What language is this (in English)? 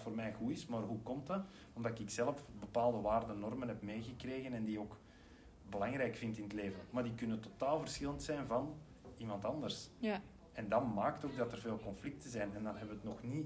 Dutch